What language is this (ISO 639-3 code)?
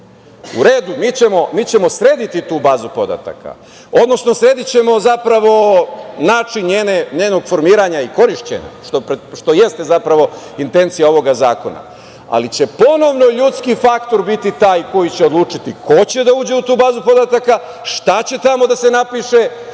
srp